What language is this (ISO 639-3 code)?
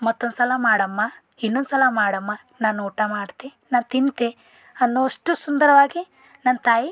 kan